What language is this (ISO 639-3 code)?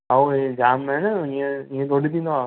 snd